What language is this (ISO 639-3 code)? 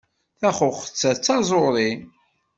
kab